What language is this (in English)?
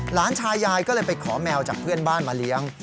Thai